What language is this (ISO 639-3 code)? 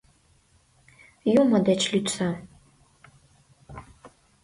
chm